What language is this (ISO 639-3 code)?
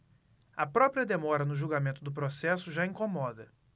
por